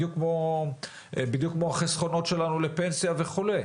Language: Hebrew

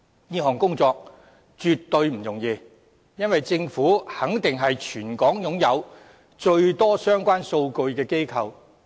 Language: Cantonese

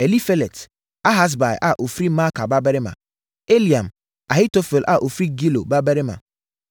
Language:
Akan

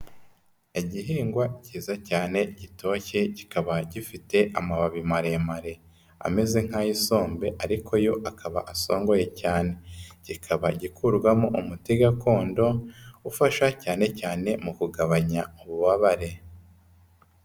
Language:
Kinyarwanda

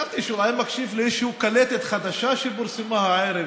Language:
Hebrew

